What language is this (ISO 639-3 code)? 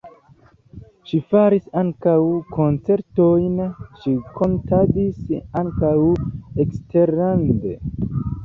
epo